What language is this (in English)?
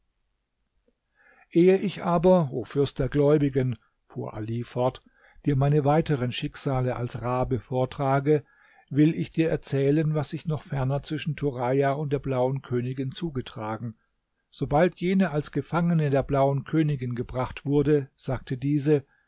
German